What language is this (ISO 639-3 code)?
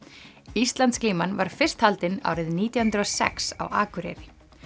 isl